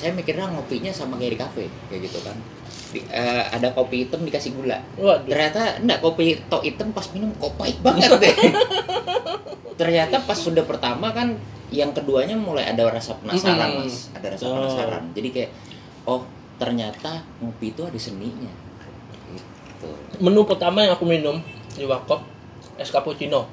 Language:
Indonesian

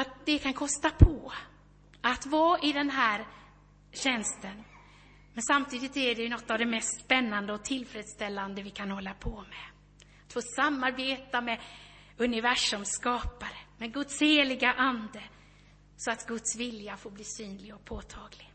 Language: Swedish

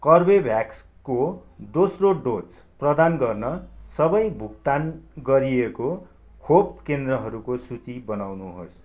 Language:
Nepali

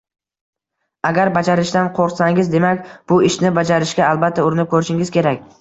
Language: Uzbek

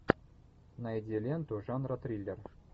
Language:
Russian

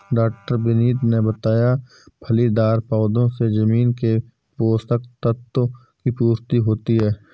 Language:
Hindi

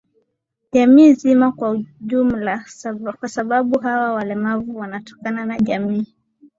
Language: Swahili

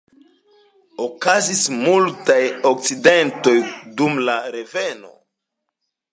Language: Esperanto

